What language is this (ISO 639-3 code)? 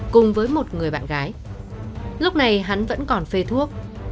vie